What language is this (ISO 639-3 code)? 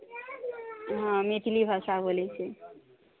mai